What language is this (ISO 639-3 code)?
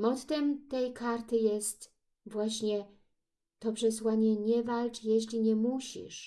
pol